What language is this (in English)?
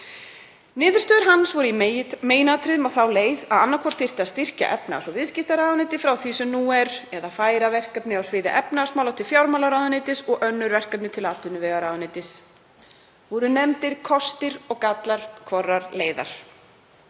Icelandic